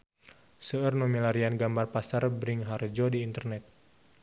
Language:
Sundanese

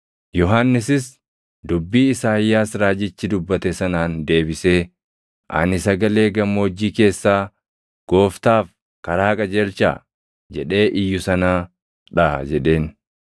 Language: Oromo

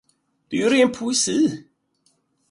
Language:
Swedish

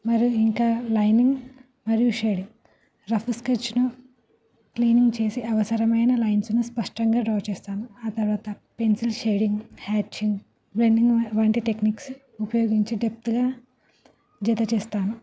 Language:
Telugu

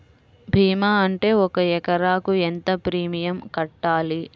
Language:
Telugu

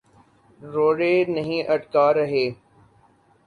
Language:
Urdu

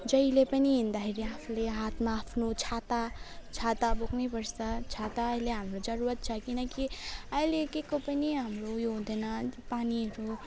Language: Nepali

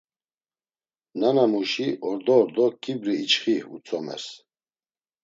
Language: Laz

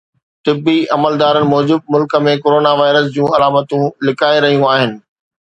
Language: Sindhi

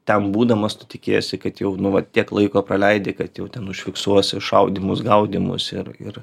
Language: Lithuanian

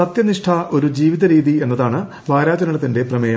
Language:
Malayalam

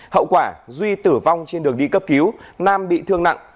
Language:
Vietnamese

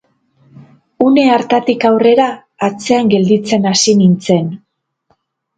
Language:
Basque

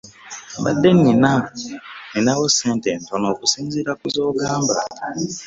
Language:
Ganda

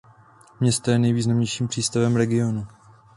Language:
Czech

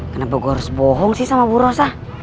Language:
Indonesian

